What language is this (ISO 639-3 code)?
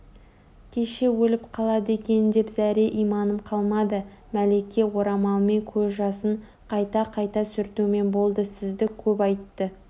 kaz